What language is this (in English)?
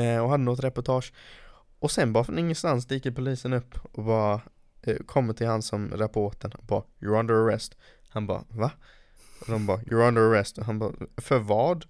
Swedish